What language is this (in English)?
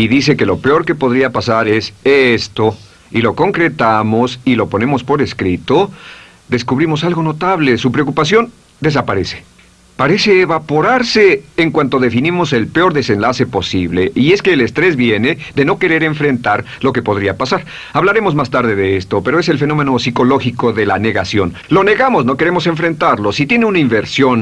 Spanish